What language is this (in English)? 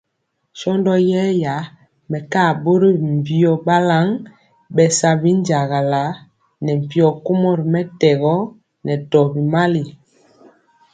Mpiemo